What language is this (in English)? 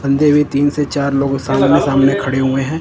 Hindi